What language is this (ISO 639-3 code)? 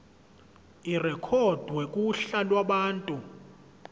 zul